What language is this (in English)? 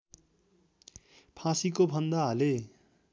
Nepali